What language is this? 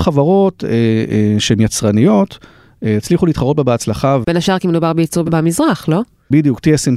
Hebrew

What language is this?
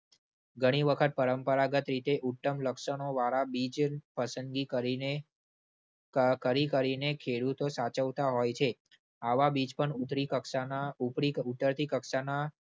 Gujarati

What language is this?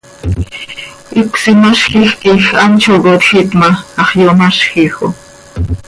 Seri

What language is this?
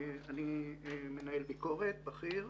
Hebrew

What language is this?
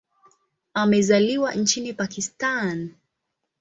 Swahili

